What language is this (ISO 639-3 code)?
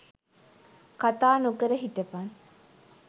sin